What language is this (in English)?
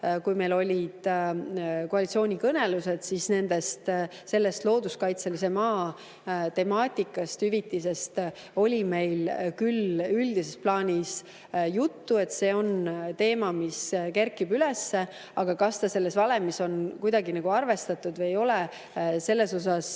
Estonian